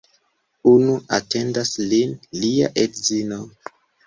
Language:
Esperanto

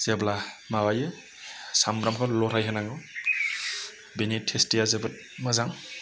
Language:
Bodo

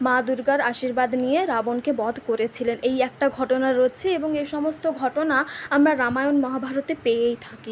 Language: Bangla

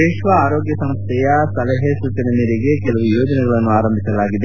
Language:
Kannada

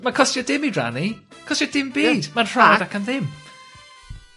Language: Welsh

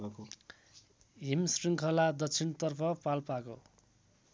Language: Nepali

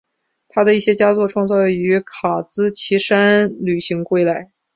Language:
Chinese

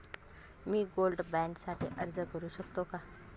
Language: Marathi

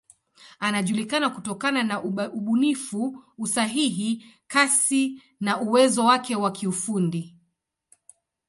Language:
Swahili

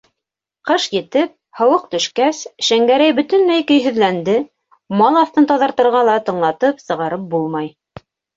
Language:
Bashkir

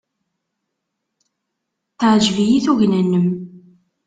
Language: Kabyle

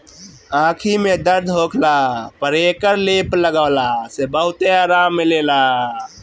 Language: Bhojpuri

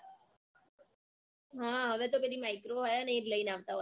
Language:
Gujarati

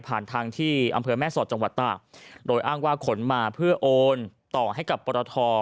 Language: Thai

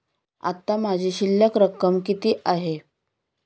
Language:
Marathi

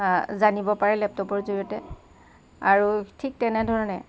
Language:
Assamese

